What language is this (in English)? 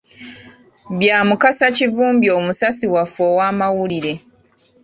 Ganda